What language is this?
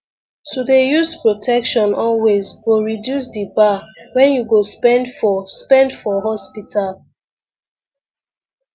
Nigerian Pidgin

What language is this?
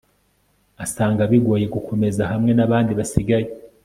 Kinyarwanda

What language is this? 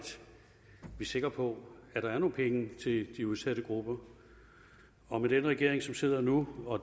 Danish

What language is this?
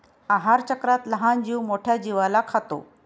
Marathi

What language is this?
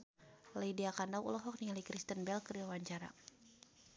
Sundanese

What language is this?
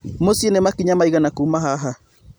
Kikuyu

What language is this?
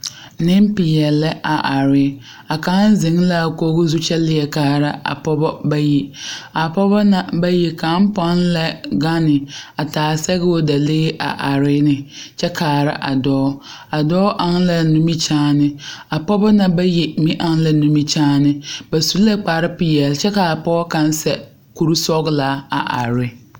Southern Dagaare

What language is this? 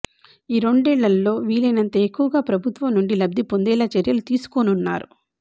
Telugu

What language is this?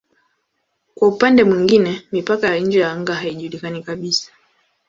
Swahili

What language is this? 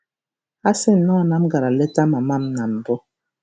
Igbo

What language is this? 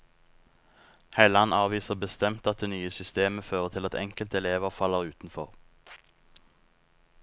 Norwegian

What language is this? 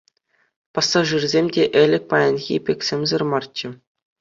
Chuvash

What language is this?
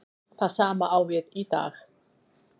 Icelandic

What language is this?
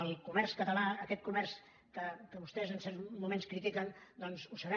Catalan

